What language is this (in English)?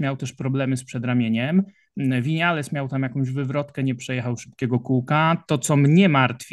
Polish